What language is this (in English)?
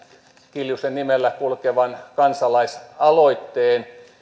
Finnish